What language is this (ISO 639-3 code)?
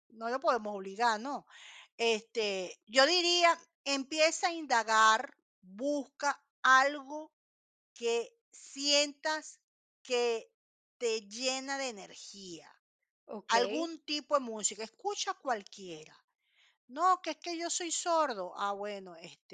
spa